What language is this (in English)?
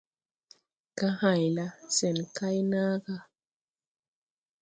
Tupuri